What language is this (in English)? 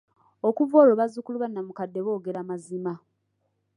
Ganda